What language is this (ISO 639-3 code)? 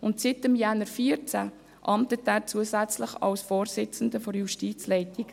gsw